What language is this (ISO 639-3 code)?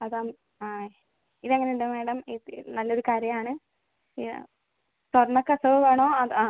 mal